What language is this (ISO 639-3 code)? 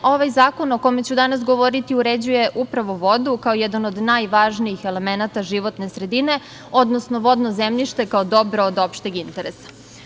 srp